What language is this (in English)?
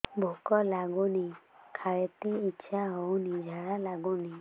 Odia